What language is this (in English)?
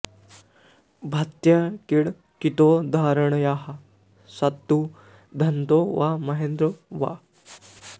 Sanskrit